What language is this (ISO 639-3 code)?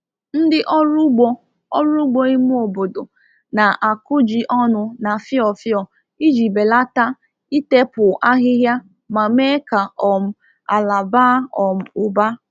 ibo